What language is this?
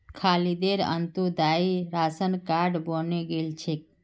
Magahi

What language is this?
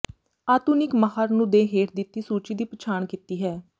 Punjabi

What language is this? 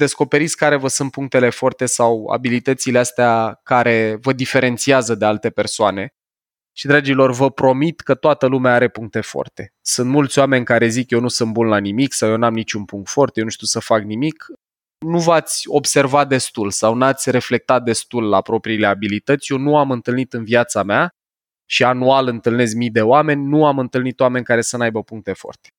Romanian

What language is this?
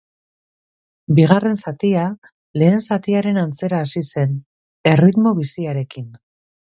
Basque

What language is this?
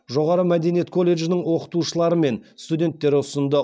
Kazakh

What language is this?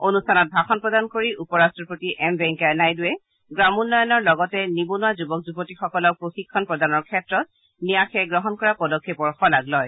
Assamese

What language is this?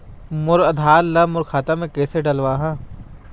Chhattisgarhi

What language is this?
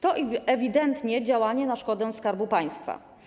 Polish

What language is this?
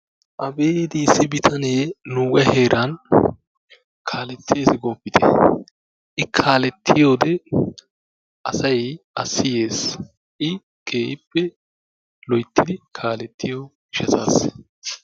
Wolaytta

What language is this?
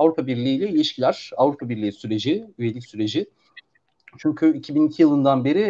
Turkish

